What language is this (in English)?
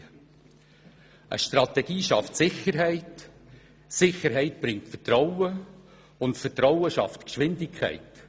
Swiss German